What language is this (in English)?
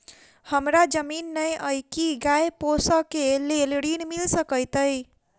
Maithili